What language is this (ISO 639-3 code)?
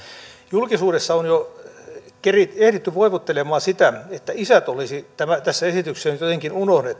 fin